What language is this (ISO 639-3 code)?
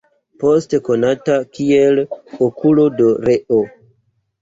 epo